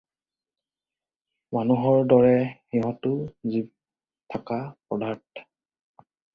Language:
Assamese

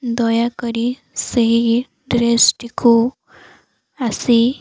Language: Odia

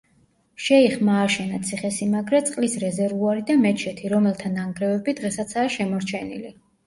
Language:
Georgian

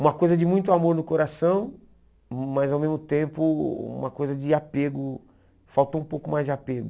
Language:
Portuguese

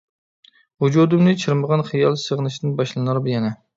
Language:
Uyghur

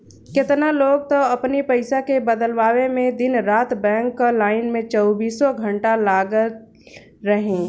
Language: Bhojpuri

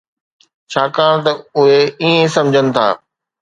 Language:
Sindhi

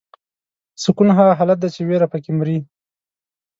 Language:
Pashto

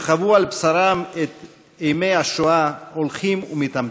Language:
Hebrew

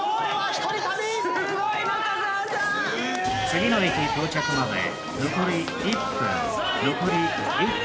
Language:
Japanese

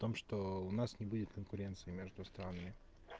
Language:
Russian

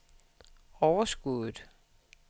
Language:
Danish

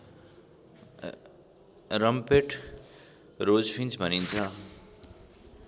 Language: Nepali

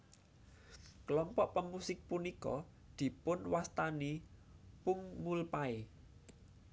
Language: Javanese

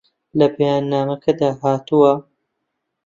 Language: Central Kurdish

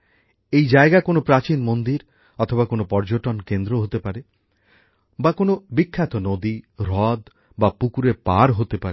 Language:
Bangla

